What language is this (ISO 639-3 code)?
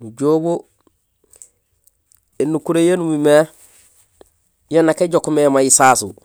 gsl